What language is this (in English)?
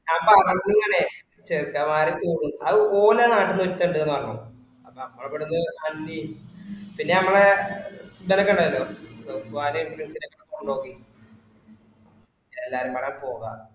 Malayalam